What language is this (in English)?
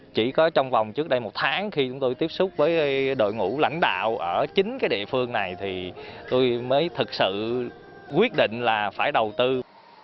Vietnamese